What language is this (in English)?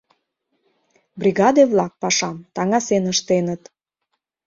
Mari